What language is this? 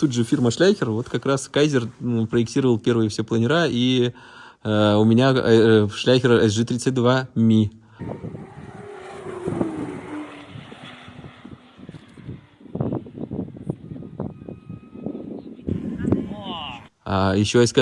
Russian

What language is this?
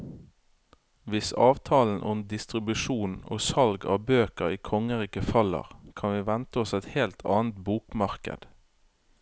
Norwegian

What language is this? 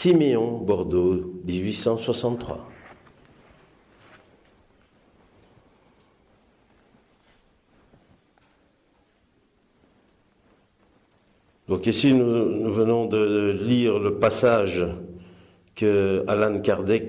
French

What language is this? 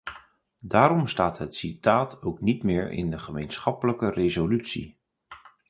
Dutch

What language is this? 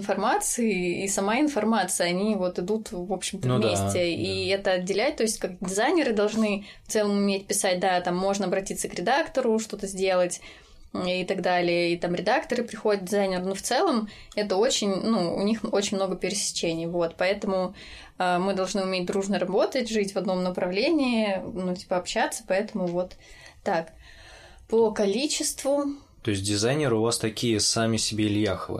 Russian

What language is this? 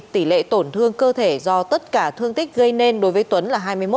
Vietnamese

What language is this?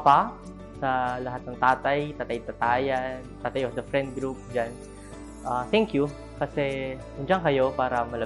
Filipino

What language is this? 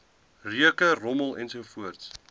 Afrikaans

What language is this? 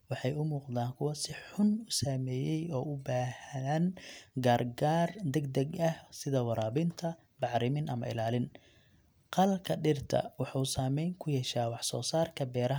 Somali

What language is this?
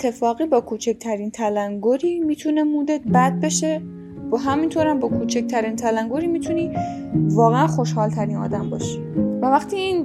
Persian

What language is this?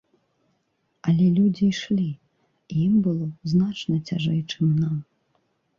Belarusian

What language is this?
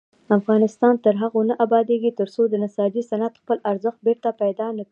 Pashto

